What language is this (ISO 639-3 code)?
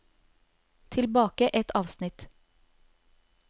nor